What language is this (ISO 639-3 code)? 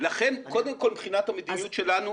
heb